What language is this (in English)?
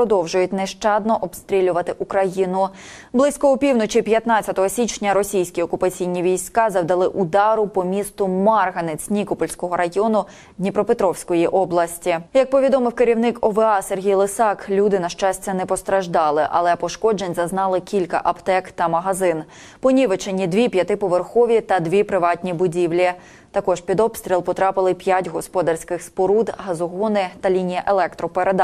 Ukrainian